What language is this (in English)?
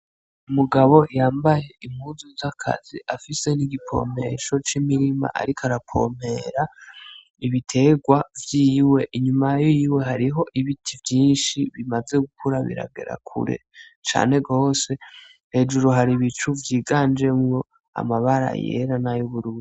Rundi